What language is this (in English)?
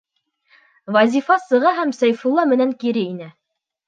Bashkir